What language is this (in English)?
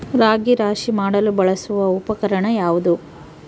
Kannada